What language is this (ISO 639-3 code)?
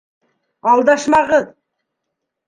bak